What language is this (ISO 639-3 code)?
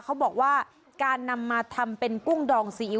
tha